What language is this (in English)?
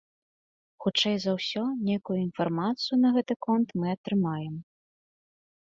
Belarusian